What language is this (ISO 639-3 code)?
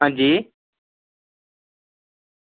doi